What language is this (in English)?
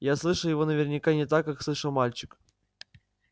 Russian